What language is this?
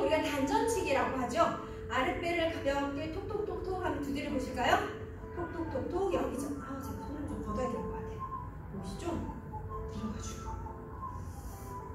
Korean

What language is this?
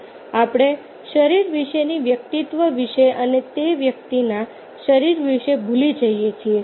Gujarati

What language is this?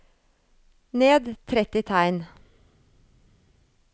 Norwegian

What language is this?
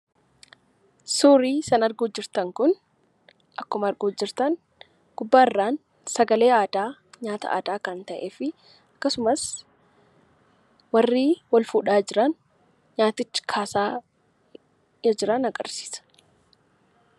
Oromo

